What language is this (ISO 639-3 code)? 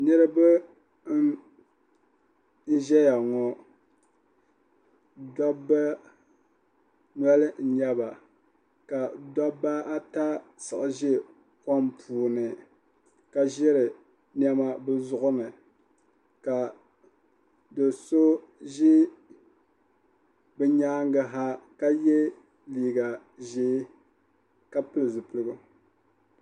dag